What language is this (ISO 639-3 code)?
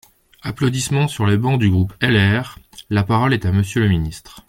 fra